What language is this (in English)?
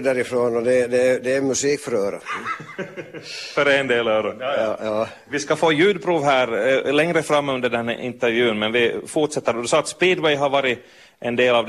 Swedish